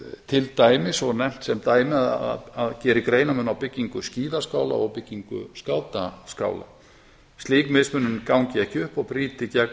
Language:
Icelandic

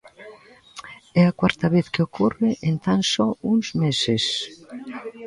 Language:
Galician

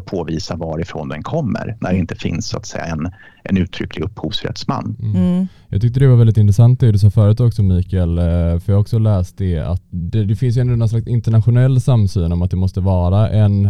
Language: Swedish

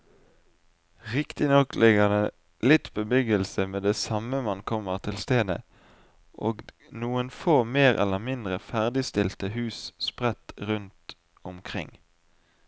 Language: Norwegian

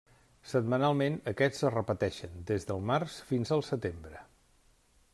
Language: Catalan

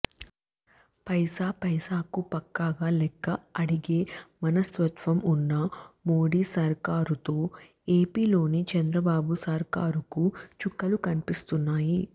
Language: Telugu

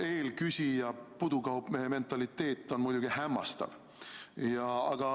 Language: Estonian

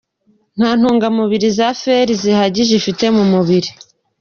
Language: Kinyarwanda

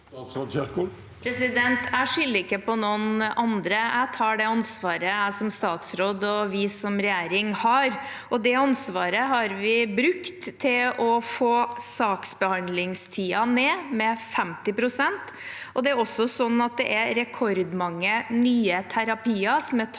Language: Norwegian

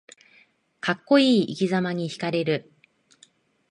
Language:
Japanese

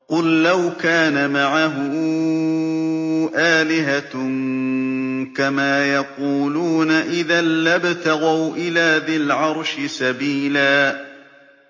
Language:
Arabic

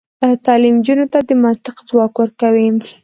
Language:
Pashto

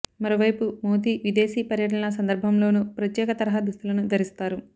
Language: Telugu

